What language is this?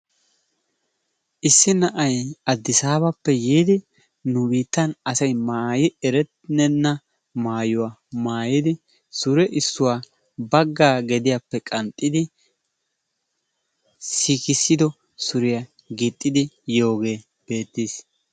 Wolaytta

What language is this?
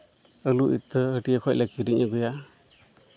Santali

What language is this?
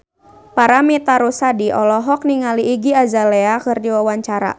Sundanese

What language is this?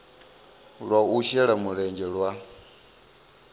Venda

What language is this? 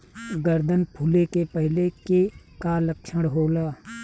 Bhojpuri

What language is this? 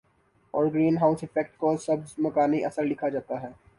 Urdu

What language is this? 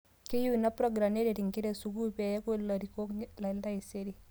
Masai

